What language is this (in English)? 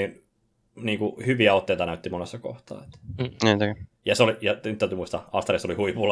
Finnish